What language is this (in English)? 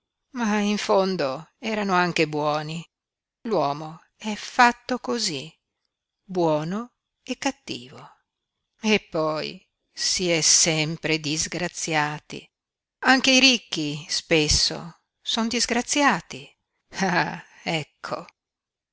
Italian